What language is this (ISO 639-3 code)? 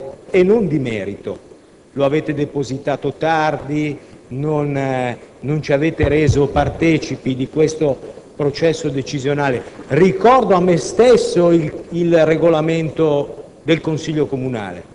ita